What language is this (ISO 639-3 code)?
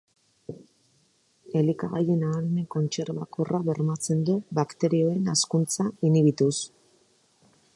eus